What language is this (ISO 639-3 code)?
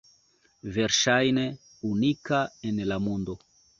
epo